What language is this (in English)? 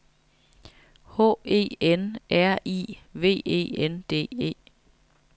Danish